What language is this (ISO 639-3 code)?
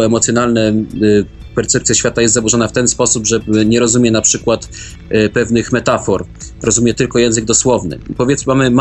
pol